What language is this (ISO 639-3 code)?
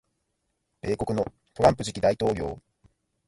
jpn